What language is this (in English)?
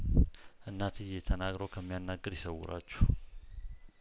Amharic